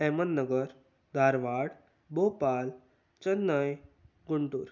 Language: Konkani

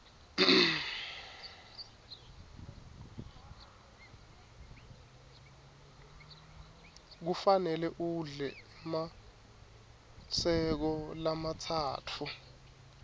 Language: Swati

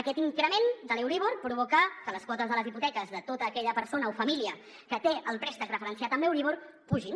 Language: Catalan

